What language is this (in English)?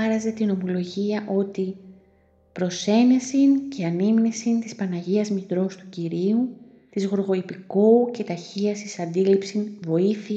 Greek